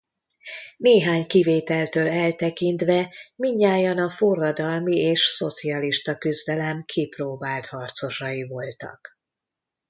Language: Hungarian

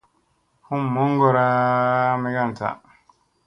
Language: Musey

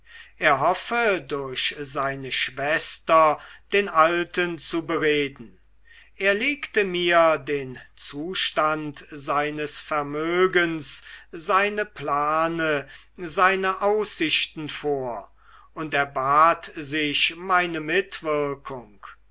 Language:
German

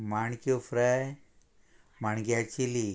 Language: Konkani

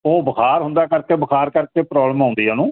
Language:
Punjabi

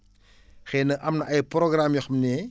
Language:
Wolof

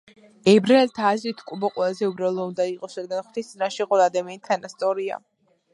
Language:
Georgian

